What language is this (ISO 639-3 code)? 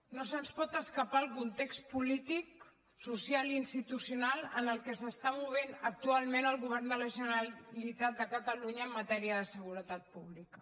cat